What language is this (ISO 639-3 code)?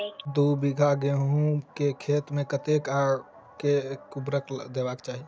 mai